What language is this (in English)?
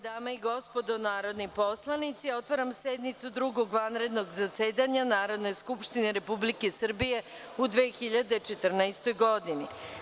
Serbian